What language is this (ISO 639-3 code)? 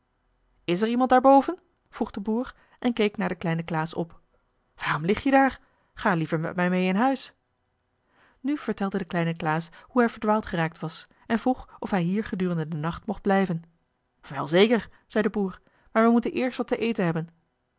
nld